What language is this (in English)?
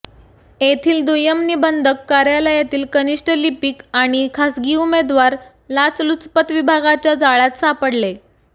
Marathi